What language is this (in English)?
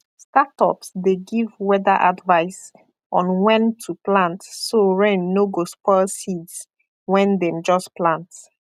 Nigerian Pidgin